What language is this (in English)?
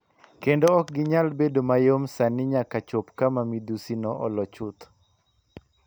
Luo (Kenya and Tanzania)